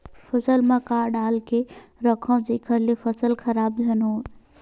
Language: Chhattisgarhi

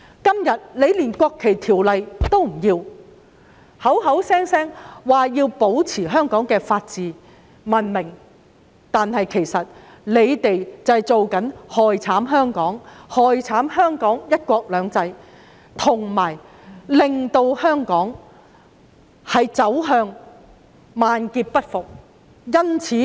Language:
Cantonese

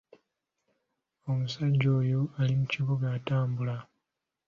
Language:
Ganda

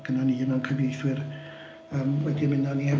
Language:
Welsh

